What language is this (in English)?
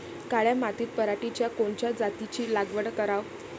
Marathi